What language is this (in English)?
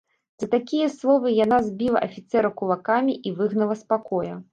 Belarusian